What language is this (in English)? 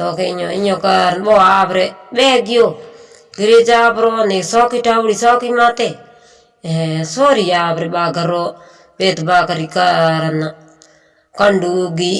Hindi